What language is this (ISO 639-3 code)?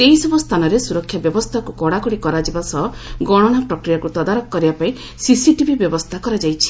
ori